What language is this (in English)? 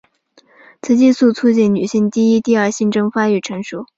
Chinese